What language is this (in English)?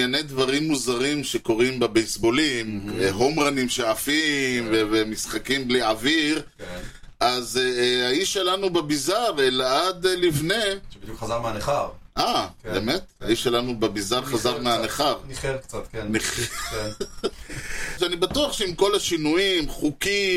Hebrew